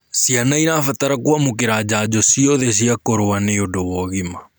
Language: Kikuyu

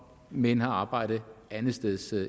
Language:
Danish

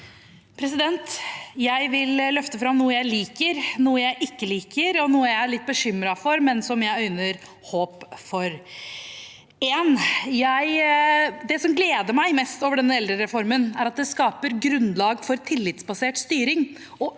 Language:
Norwegian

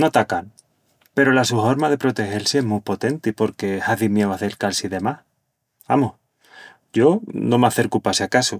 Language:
Extremaduran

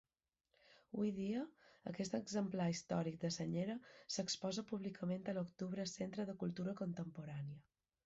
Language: Catalan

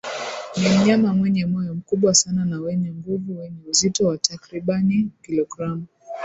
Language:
Swahili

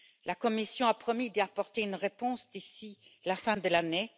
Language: French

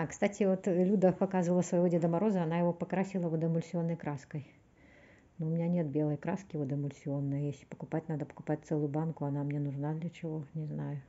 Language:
Russian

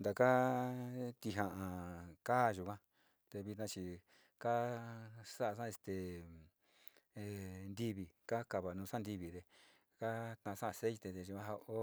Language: Sinicahua Mixtec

